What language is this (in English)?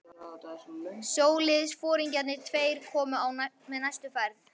Icelandic